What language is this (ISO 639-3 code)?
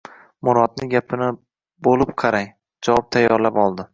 uzb